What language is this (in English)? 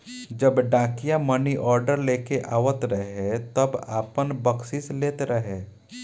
Bhojpuri